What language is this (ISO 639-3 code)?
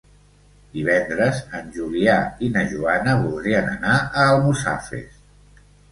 cat